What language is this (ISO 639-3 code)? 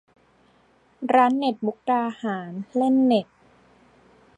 tha